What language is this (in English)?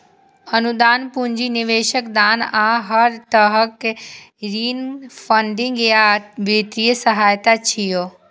Maithili